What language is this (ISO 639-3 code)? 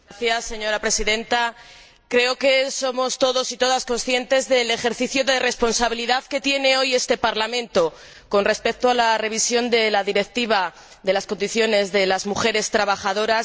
spa